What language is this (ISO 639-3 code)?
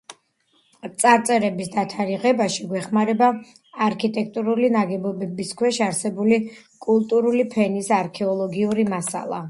kat